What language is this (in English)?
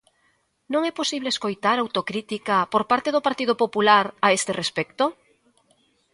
Galician